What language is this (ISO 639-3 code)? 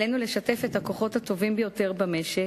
heb